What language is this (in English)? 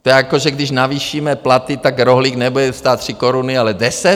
Czech